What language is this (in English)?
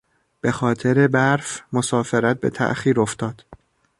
Persian